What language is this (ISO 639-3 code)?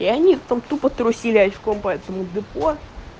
rus